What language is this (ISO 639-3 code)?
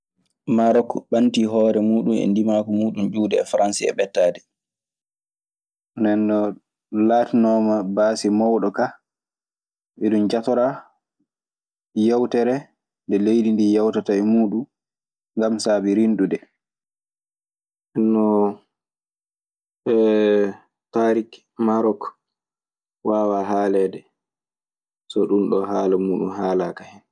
ffm